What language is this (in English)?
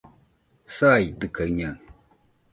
Nüpode Huitoto